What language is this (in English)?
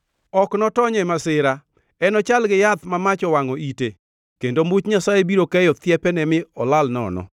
Luo (Kenya and Tanzania)